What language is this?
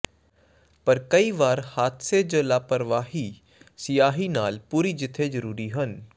Punjabi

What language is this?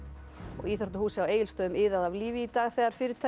Icelandic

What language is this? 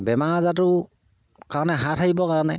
Assamese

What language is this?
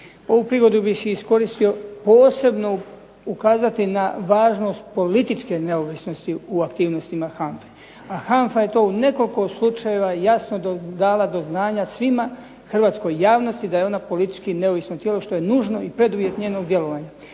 Croatian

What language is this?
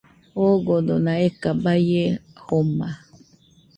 Nüpode Huitoto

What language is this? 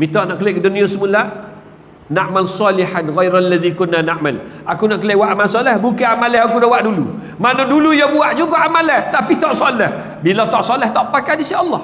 Malay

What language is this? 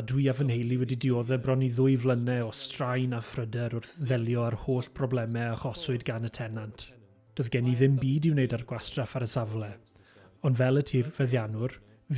German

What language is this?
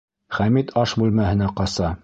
Bashkir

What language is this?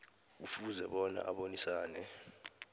South Ndebele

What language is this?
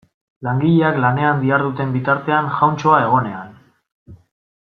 Basque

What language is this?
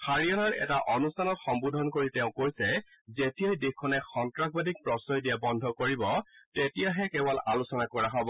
Assamese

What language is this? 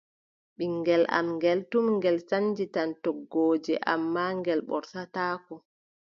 Adamawa Fulfulde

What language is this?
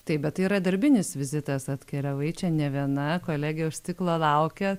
Lithuanian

